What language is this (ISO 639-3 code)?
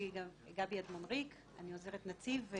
heb